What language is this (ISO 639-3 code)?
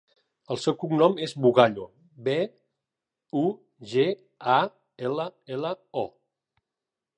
cat